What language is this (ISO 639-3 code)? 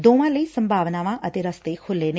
pan